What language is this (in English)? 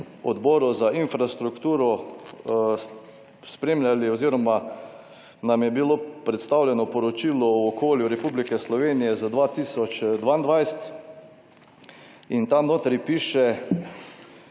Slovenian